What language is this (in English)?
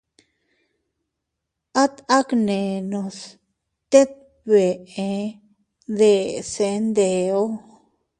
Teutila Cuicatec